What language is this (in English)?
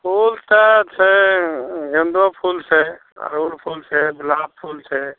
Maithili